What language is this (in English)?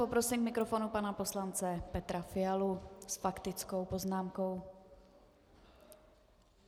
Czech